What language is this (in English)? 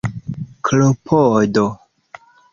Esperanto